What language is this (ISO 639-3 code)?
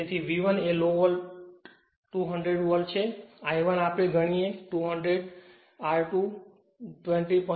guj